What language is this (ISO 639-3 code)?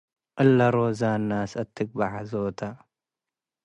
tig